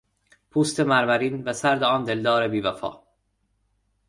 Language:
Persian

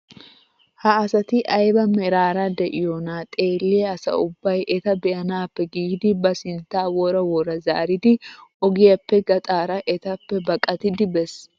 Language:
Wolaytta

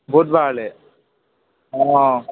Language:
Assamese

